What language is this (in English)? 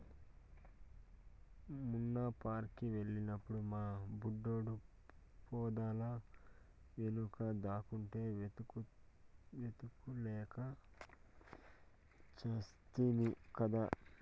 Telugu